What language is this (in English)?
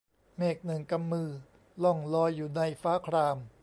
Thai